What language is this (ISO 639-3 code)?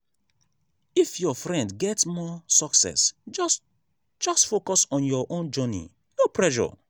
pcm